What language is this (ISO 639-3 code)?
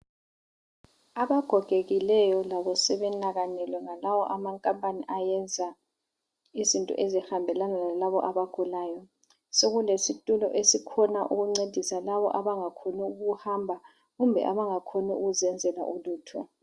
nde